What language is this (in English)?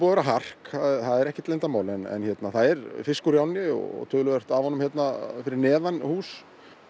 Icelandic